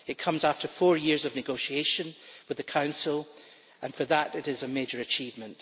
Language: English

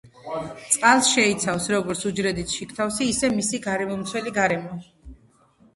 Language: Georgian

